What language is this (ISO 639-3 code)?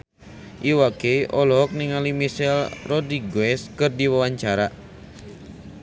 sun